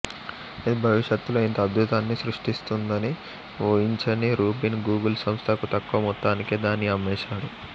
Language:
Telugu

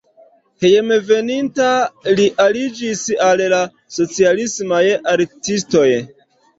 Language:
Esperanto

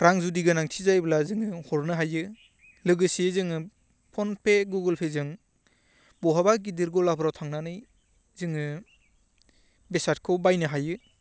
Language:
Bodo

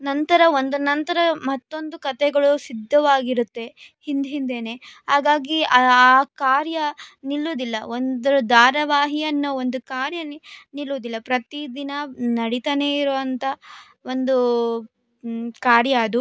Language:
Kannada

